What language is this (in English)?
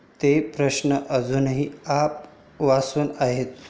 Marathi